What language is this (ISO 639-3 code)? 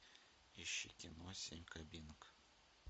rus